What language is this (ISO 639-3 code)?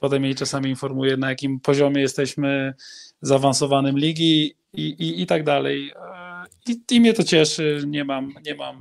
pol